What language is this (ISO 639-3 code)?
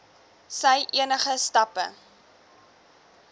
afr